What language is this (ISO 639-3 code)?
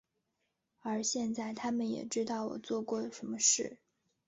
zho